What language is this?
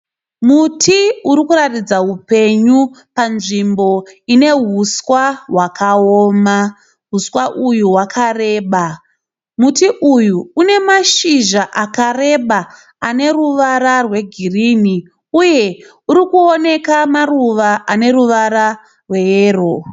Shona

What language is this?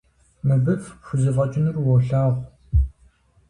Kabardian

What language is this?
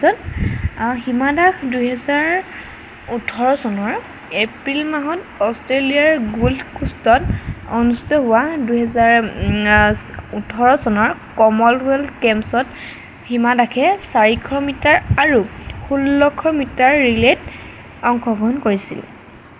Assamese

